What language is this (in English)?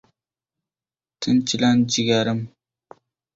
Uzbek